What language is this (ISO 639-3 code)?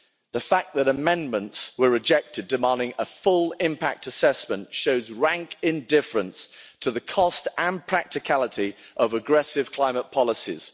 eng